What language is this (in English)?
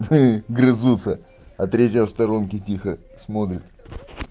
Russian